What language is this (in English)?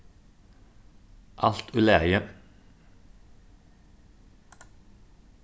Faroese